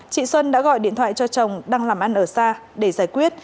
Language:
Vietnamese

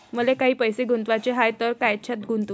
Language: Marathi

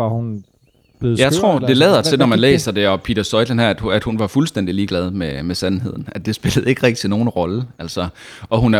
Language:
Danish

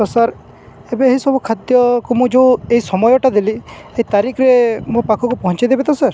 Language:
Odia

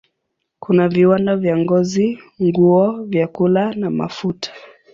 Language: Swahili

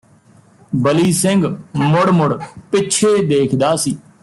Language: Punjabi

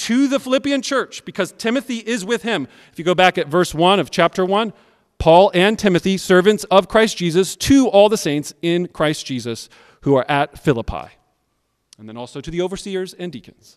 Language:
English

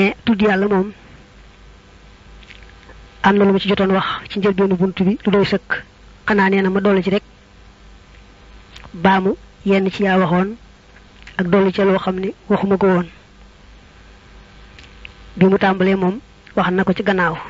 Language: Arabic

